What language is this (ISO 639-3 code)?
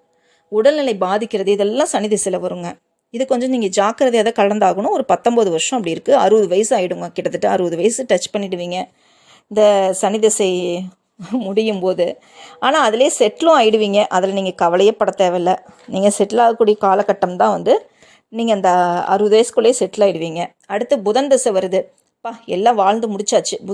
tam